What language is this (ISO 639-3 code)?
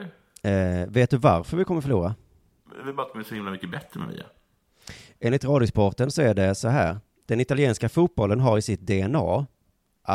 swe